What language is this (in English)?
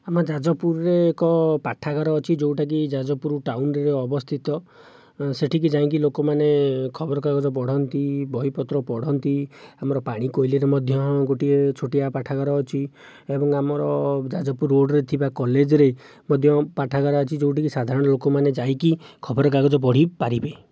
Odia